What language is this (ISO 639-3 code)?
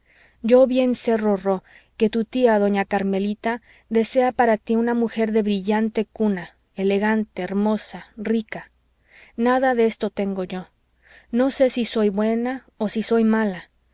spa